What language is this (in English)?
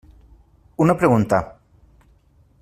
Catalan